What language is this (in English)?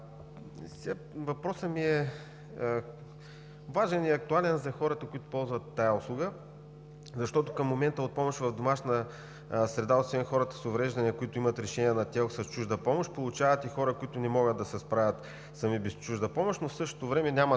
Bulgarian